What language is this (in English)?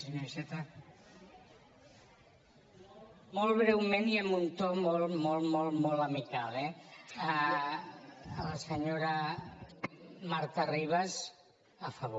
Catalan